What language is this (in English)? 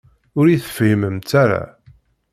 Kabyle